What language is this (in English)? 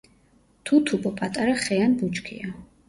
Georgian